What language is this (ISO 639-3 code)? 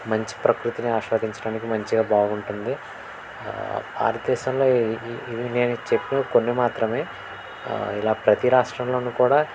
tel